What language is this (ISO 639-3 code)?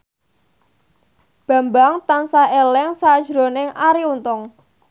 jav